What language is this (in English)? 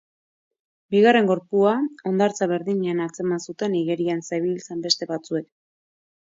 Basque